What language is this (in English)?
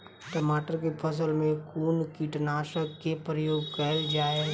Maithili